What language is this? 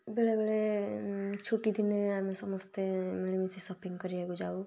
Odia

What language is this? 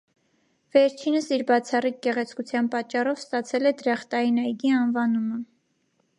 Armenian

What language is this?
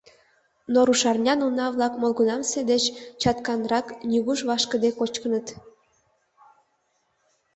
Mari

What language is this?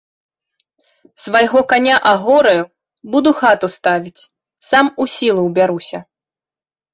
Belarusian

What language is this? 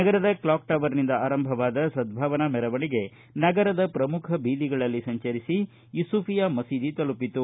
Kannada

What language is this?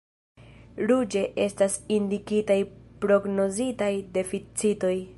Esperanto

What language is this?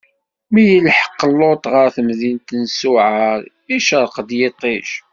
Kabyle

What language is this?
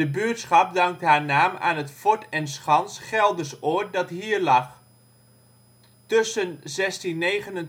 Dutch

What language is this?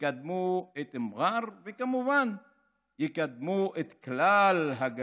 Hebrew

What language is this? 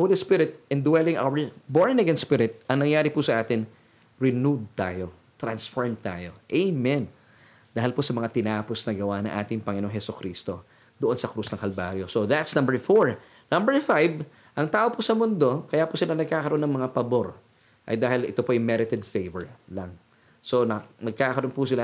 Filipino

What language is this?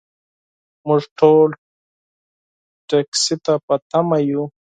Pashto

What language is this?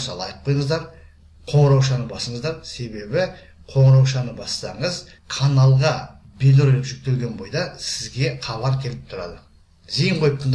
Turkish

